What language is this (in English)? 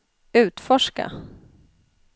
Swedish